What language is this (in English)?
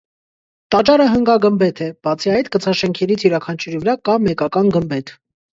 Armenian